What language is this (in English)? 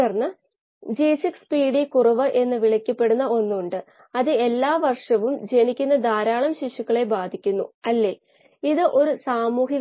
Malayalam